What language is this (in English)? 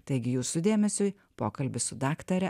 Lithuanian